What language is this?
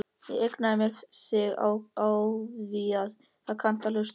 Icelandic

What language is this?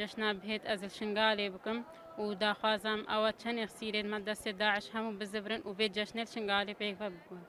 Turkish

